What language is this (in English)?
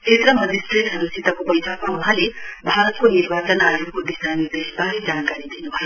Nepali